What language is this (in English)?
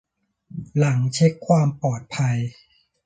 Thai